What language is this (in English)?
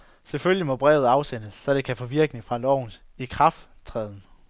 Danish